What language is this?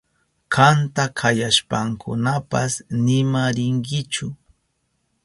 Southern Pastaza Quechua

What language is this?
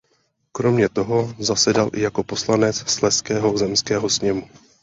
Czech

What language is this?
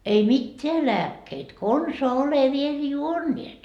Finnish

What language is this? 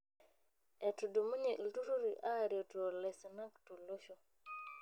Masai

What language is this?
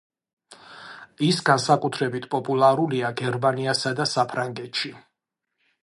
Georgian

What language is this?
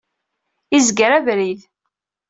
Kabyle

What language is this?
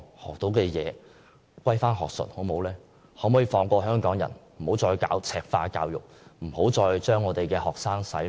Cantonese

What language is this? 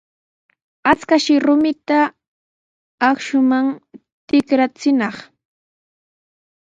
Sihuas Ancash Quechua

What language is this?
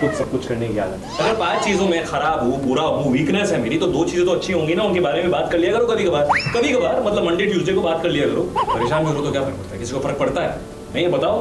Hindi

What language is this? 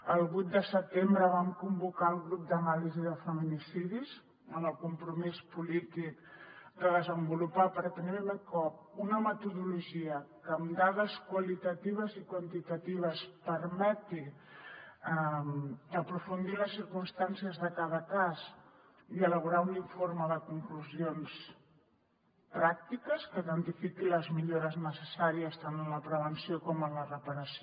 Catalan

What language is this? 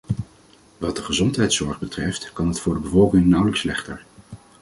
Dutch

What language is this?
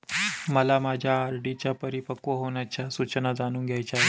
Marathi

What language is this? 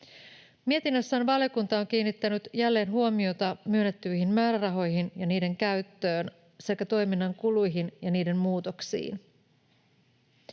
Finnish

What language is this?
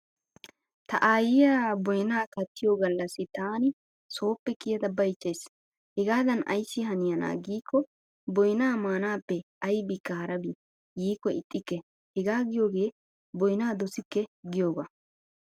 Wolaytta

